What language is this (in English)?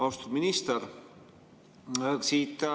Estonian